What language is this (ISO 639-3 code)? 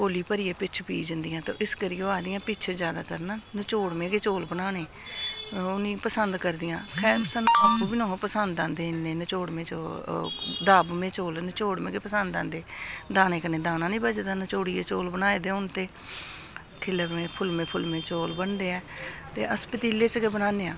doi